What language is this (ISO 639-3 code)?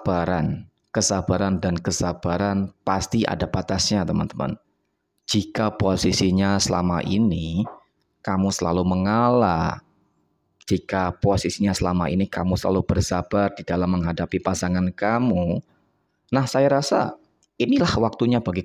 ind